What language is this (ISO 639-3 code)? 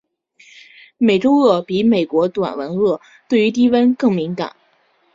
zho